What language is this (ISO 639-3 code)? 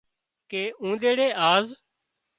kxp